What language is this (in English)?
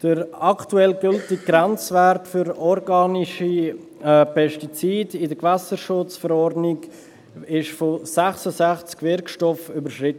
Swiss German